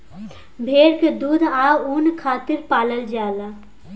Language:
Bhojpuri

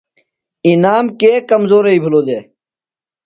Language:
Phalura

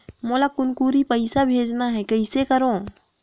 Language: Chhattisgarhi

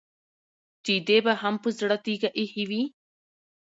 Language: Pashto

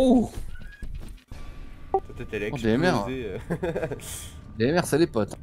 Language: French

